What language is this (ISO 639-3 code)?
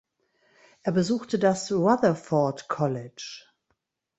deu